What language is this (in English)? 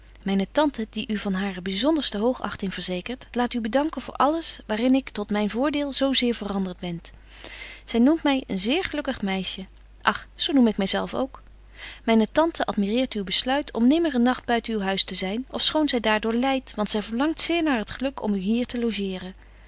Dutch